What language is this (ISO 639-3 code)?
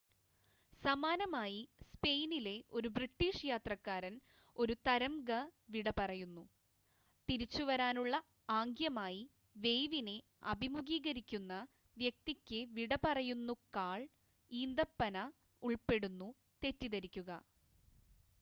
mal